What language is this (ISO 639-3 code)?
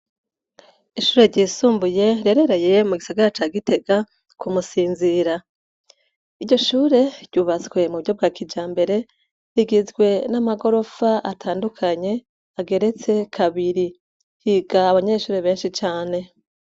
run